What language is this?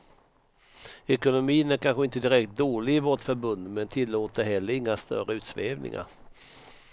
Swedish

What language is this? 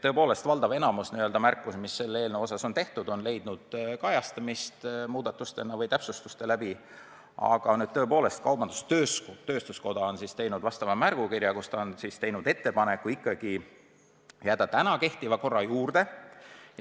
Estonian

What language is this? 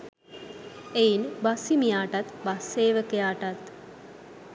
Sinhala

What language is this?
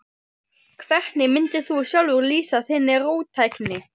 Icelandic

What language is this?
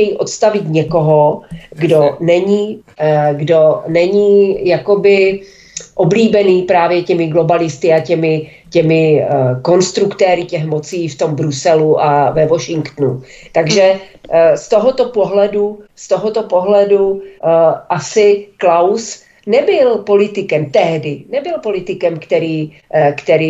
Czech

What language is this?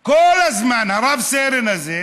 Hebrew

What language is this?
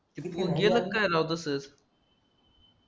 Marathi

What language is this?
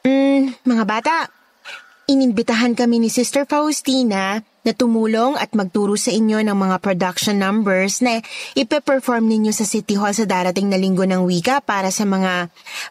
Filipino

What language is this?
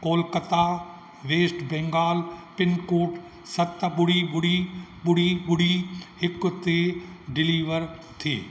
Sindhi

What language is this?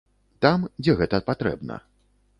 Belarusian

